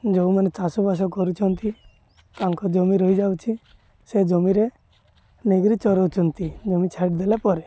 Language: Odia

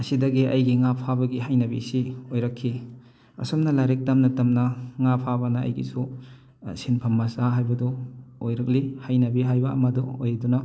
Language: Manipuri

